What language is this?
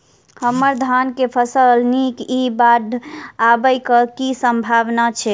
Maithili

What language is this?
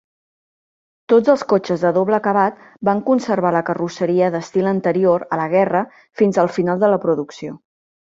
Catalan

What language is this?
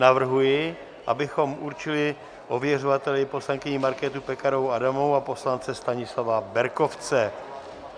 Czech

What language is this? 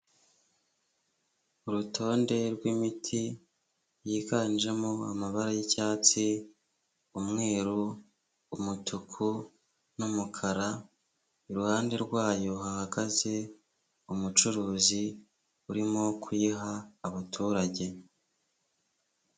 Kinyarwanda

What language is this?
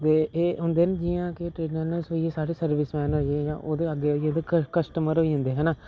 Dogri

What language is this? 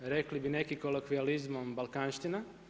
Croatian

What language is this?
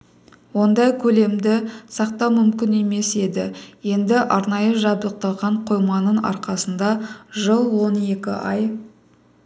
Kazakh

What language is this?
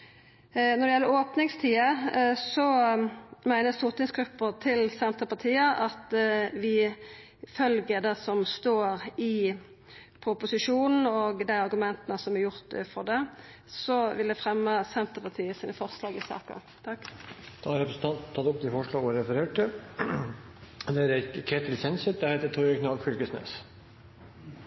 Norwegian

